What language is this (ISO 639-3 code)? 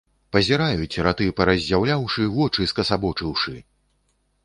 bel